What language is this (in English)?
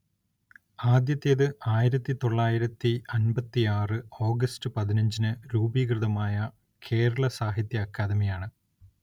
Malayalam